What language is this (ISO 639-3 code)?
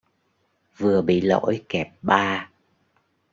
vie